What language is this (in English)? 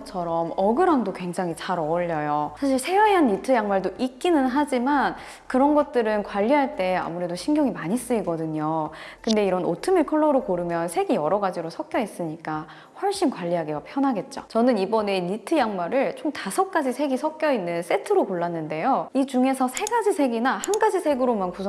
Korean